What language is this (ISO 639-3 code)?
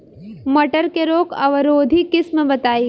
bho